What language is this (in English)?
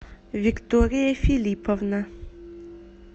Russian